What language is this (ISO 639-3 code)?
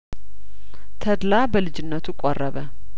amh